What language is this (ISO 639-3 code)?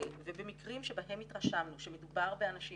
heb